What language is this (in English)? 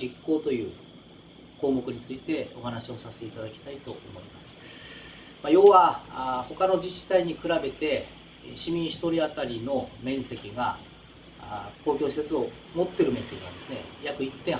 Japanese